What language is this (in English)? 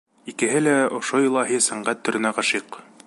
Bashkir